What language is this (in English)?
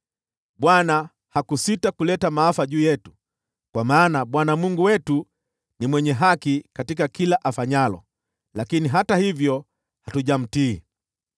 Swahili